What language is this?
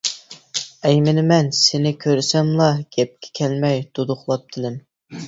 Uyghur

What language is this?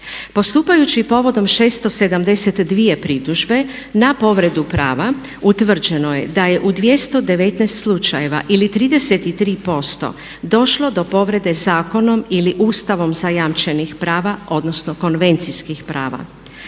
Croatian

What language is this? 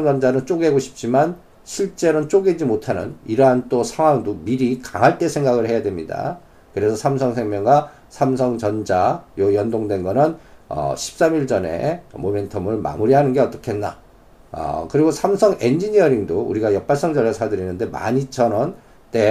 Korean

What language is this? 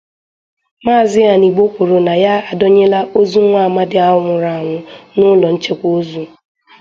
Igbo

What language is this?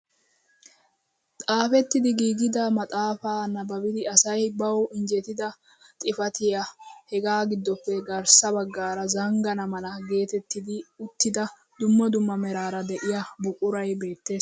Wolaytta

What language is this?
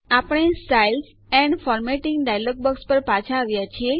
Gujarati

